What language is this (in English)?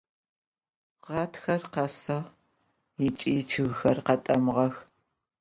Adyghe